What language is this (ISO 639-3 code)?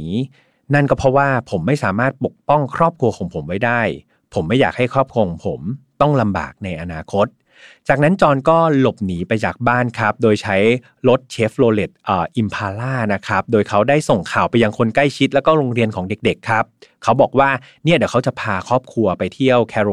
tha